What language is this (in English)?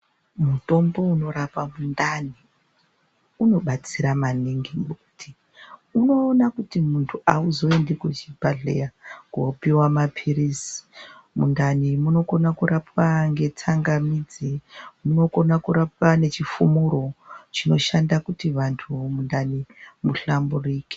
Ndau